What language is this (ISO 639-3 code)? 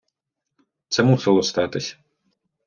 ukr